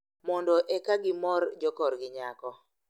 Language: Luo (Kenya and Tanzania)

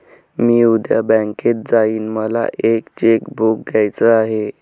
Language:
Marathi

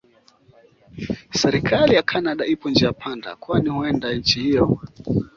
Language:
Swahili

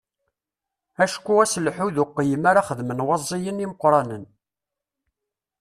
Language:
Kabyle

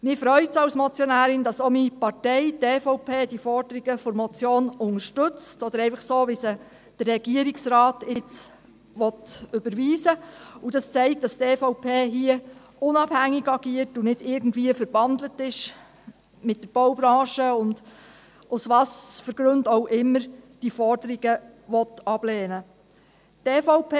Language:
Swiss German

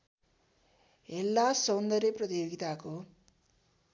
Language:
Nepali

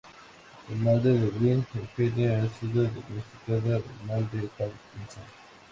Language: Spanish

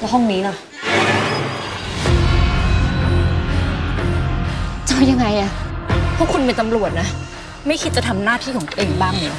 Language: Thai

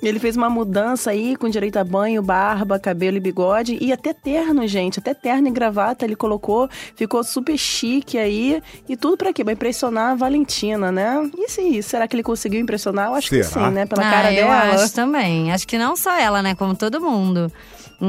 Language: Portuguese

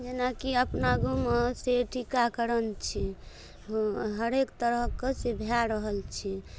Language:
Maithili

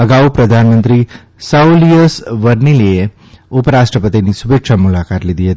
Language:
Gujarati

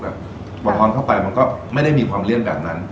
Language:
Thai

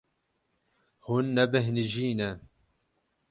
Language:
Kurdish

